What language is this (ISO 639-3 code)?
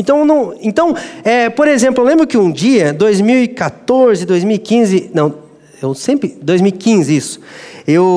por